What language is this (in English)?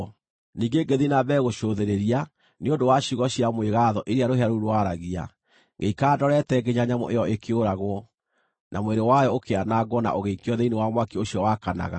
Kikuyu